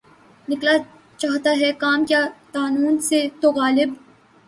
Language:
Urdu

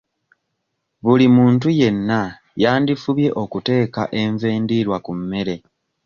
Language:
Ganda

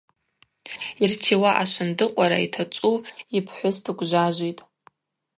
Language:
Abaza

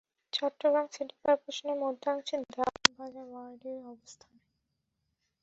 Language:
Bangla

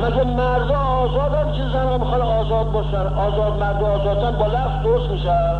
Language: Persian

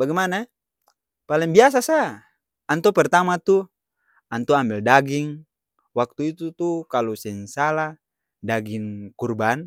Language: Ambonese Malay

